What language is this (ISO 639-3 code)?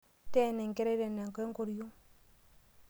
mas